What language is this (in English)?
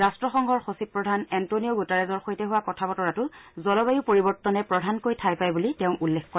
Assamese